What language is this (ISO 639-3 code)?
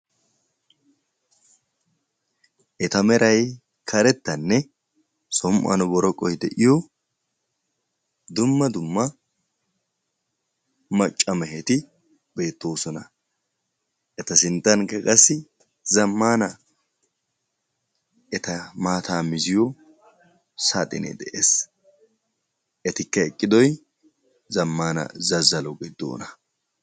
wal